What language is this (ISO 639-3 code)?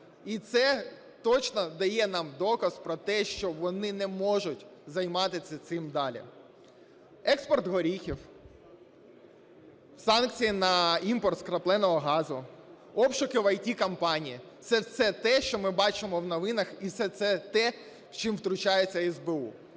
ukr